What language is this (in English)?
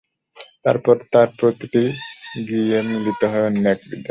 Bangla